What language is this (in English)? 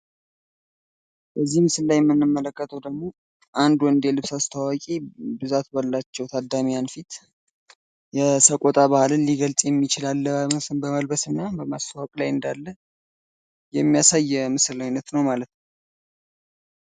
Amharic